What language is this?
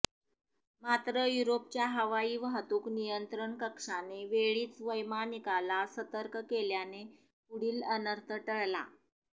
Marathi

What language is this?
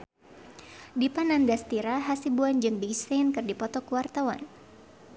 Sundanese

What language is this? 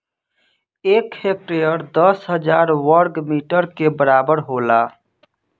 Bhojpuri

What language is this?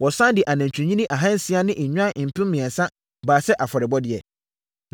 Akan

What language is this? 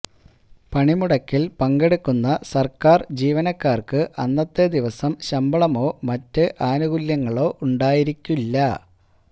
Malayalam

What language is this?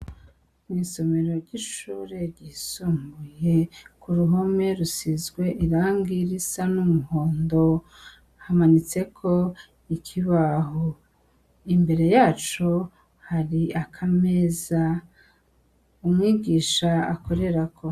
Rundi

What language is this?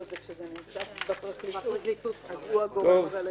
Hebrew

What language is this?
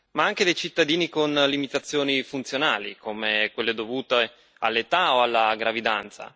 Italian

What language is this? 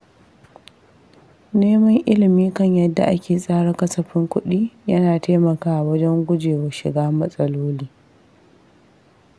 Hausa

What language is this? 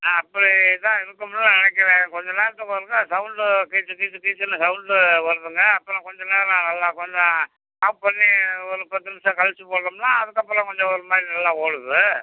Tamil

